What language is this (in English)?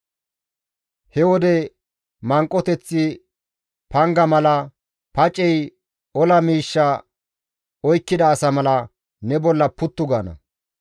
Gamo